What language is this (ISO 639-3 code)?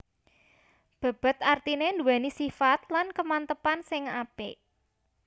jav